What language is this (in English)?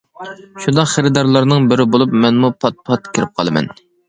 Uyghur